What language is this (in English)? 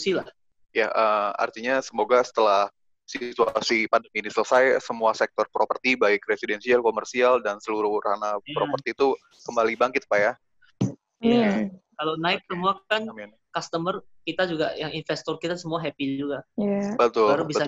Indonesian